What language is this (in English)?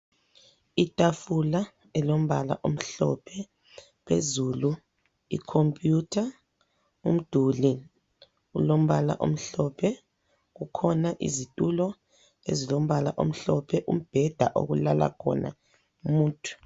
North Ndebele